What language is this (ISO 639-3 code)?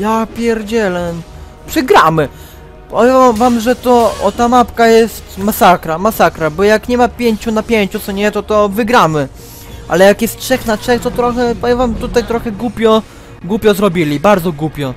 pol